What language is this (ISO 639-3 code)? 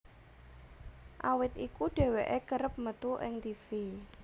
jav